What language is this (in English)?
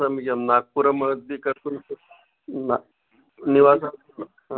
Sanskrit